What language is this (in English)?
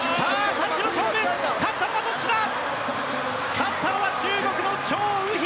Japanese